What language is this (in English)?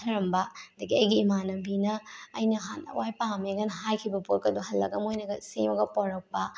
Manipuri